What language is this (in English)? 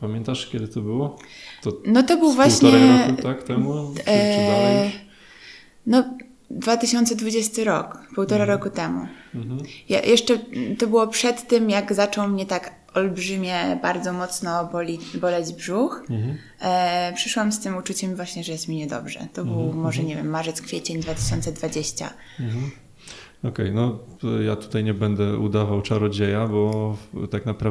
Polish